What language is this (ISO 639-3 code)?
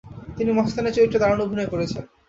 ben